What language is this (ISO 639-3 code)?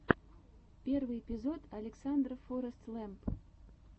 rus